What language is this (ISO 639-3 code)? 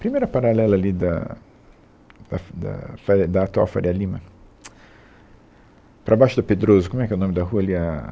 por